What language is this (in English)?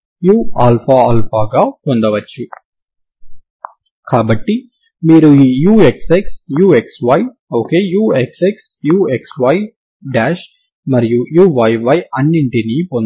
Telugu